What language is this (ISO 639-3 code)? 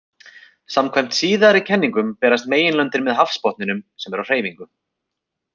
isl